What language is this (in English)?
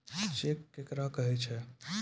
Maithili